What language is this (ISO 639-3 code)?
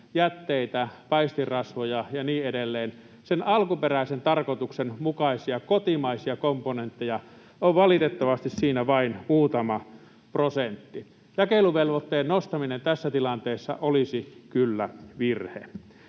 fin